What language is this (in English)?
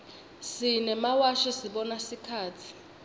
Swati